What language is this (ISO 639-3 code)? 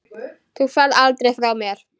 isl